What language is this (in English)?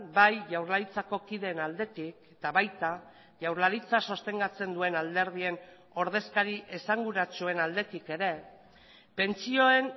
Basque